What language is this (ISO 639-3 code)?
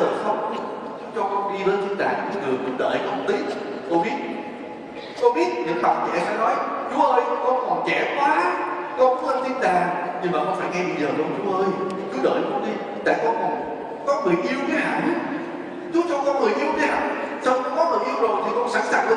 vie